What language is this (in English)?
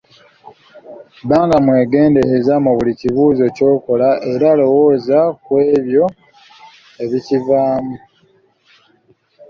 Ganda